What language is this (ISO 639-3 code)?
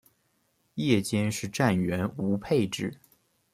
zho